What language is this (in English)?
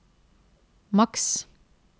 Norwegian